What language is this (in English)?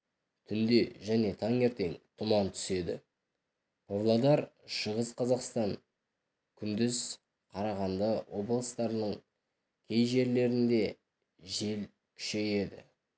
Kazakh